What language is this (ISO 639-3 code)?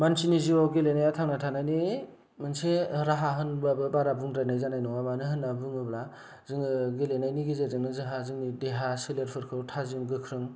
brx